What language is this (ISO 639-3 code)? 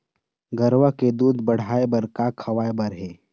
hne